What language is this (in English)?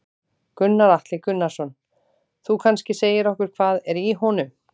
Icelandic